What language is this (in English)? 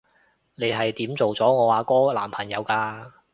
Cantonese